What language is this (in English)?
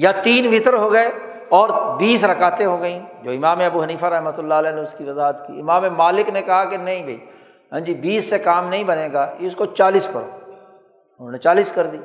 Urdu